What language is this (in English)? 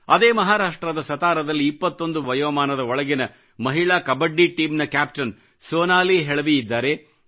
Kannada